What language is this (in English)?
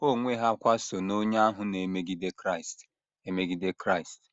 Igbo